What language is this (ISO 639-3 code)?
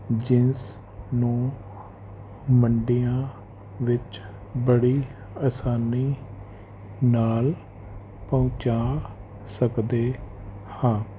pan